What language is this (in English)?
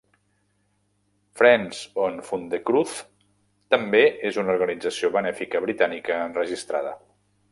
Catalan